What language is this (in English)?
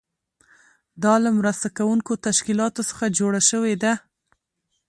Pashto